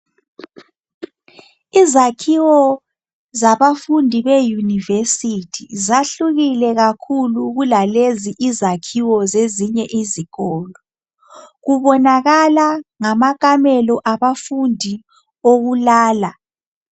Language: North Ndebele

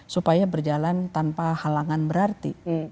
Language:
Indonesian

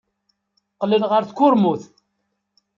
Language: Kabyle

